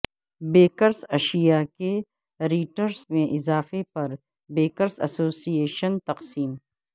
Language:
Urdu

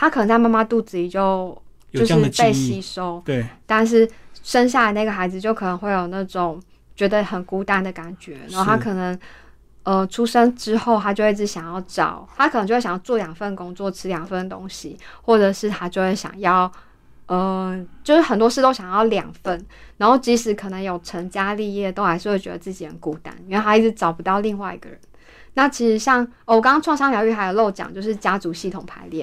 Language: Chinese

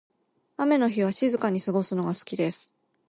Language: Japanese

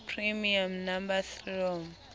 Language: Southern Sotho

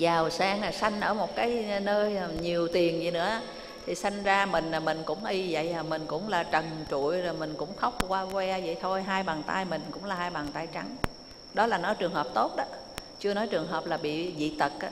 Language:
Vietnamese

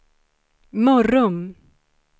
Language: Swedish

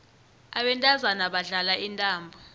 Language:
South Ndebele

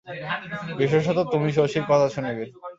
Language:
Bangla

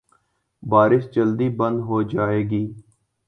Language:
Urdu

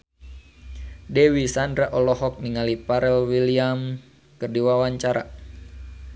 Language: Sundanese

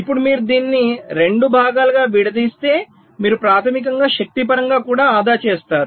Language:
Telugu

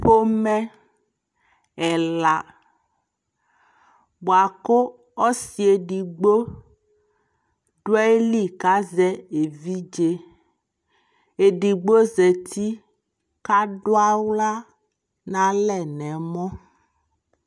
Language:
Ikposo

